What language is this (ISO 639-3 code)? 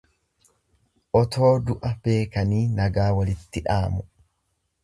orm